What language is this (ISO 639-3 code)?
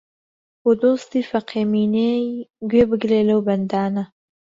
ckb